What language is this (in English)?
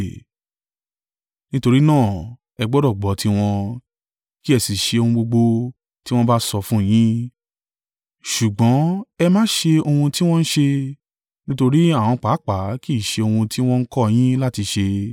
Yoruba